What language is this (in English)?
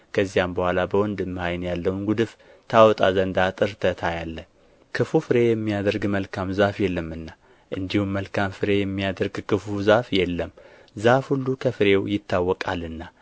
Amharic